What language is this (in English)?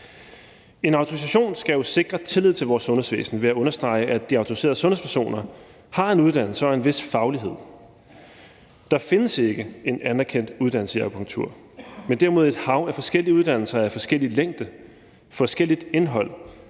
Danish